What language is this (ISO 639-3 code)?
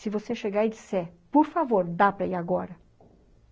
por